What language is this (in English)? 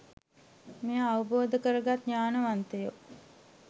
Sinhala